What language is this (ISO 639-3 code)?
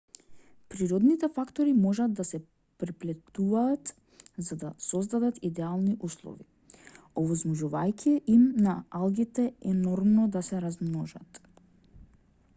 mkd